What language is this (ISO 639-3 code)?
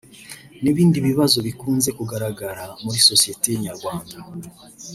kin